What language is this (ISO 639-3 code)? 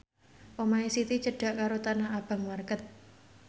jav